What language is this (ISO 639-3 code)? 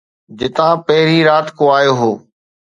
snd